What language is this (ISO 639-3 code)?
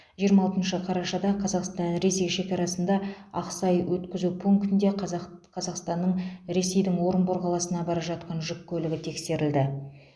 kaz